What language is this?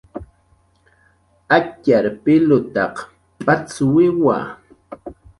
Jaqaru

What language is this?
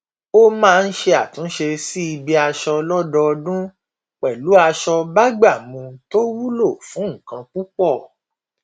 Yoruba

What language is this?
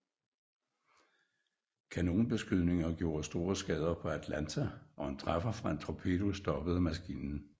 Danish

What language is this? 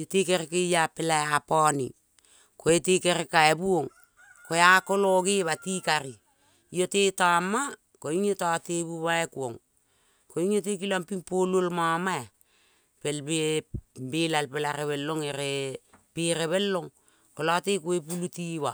Kol (Papua New Guinea)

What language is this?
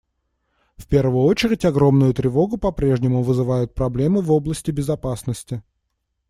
Russian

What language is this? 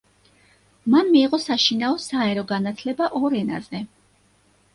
Georgian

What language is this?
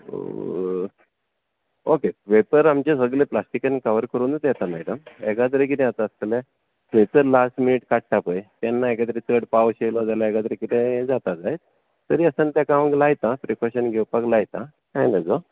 Konkani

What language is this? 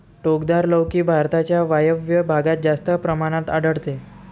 Marathi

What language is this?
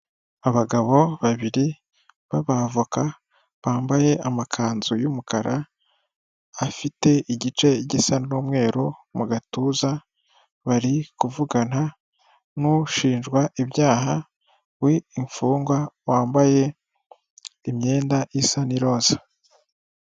Kinyarwanda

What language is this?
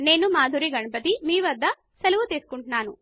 Telugu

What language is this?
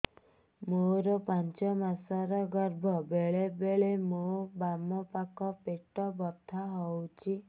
Odia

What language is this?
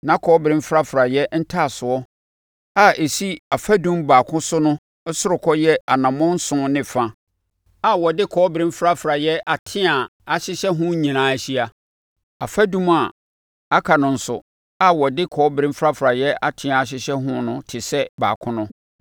Akan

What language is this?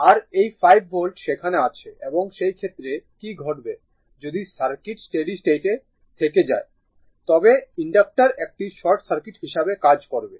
Bangla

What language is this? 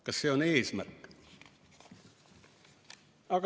Estonian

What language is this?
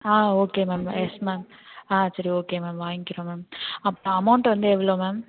Tamil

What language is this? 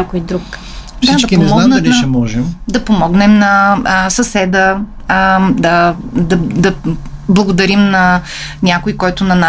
Bulgarian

